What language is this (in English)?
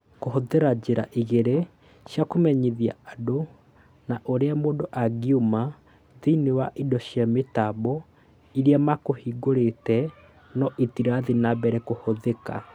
Kikuyu